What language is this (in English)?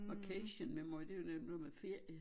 Danish